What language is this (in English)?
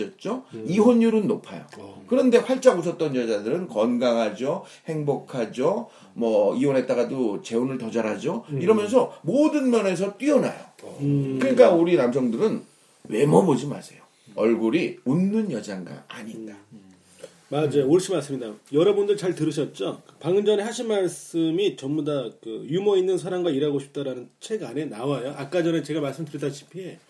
Korean